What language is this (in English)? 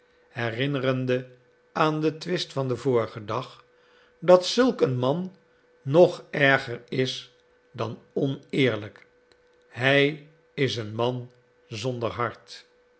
Dutch